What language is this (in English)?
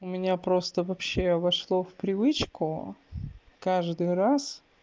Russian